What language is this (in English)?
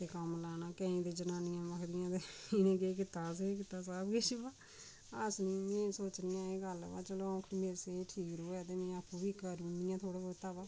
Dogri